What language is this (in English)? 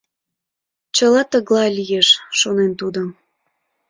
Mari